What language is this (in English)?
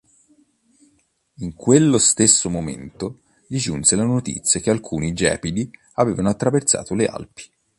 Italian